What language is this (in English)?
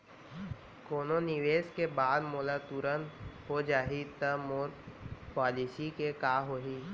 Chhattisgarhi